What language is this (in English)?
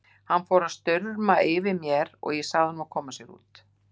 Icelandic